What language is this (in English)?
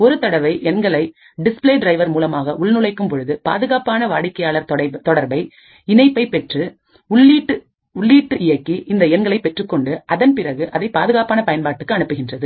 Tamil